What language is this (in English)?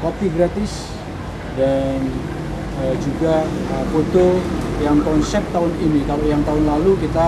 Indonesian